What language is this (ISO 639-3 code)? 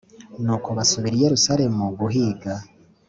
kin